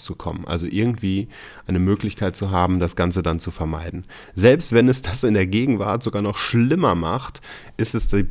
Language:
German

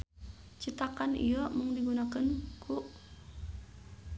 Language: Sundanese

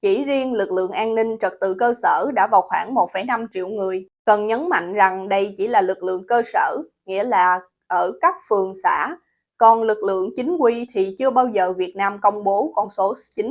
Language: Vietnamese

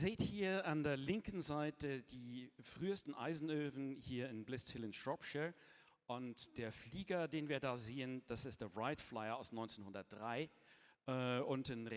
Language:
German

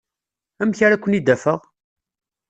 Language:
Kabyle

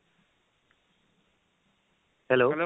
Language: Assamese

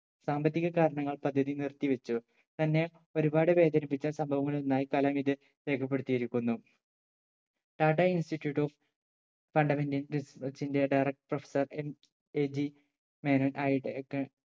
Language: Malayalam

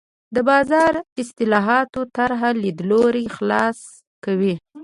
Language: Pashto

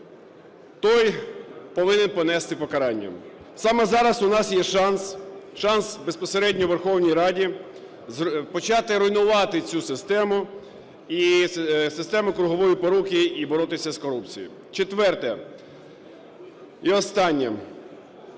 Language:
Ukrainian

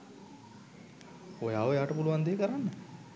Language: Sinhala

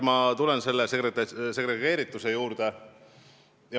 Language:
Estonian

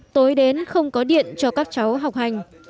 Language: Vietnamese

